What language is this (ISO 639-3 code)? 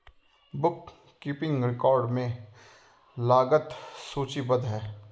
hin